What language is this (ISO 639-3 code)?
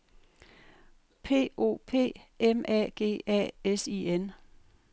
dan